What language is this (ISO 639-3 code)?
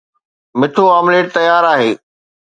snd